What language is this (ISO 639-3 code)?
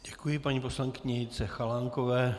ces